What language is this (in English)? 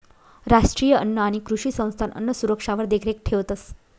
Marathi